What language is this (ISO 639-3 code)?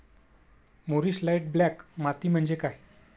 mar